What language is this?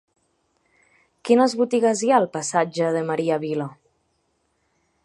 Catalan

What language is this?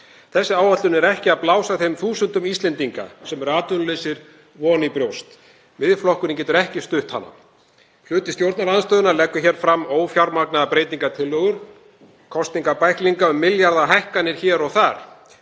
Icelandic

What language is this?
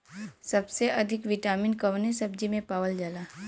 Bhojpuri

